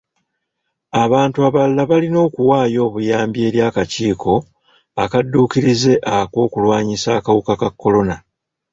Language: Ganda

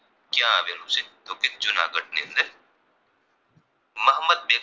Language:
Gujarati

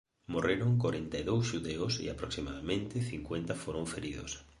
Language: Galician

